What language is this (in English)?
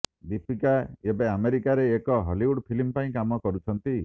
Odia